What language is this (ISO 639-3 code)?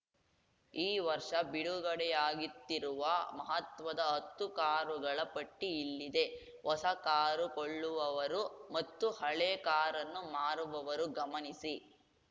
kan